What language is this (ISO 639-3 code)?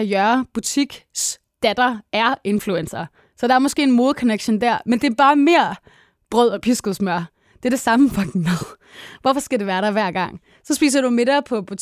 dan